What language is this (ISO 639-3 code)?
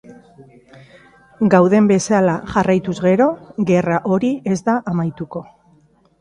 eus